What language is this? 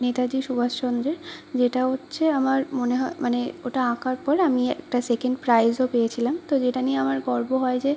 Bangla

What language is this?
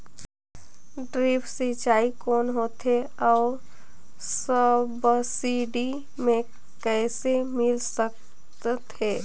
Chhattisgarhi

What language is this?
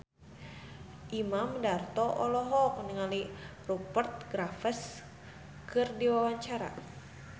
Sundanese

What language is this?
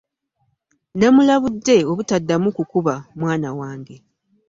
Ganda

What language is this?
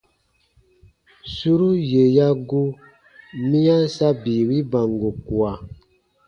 Baatonum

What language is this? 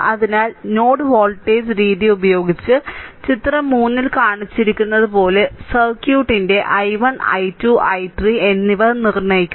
Malayalam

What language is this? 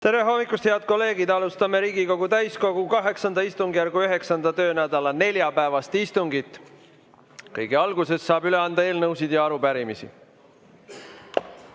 Estonian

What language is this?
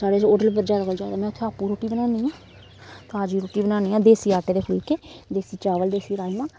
Dogri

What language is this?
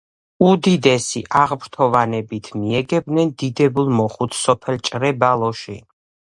Georgian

